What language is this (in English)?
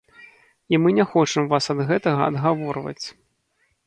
Belarusian